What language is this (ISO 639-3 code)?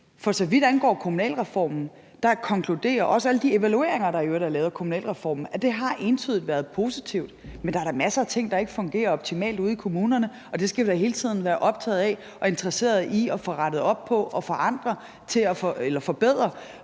dan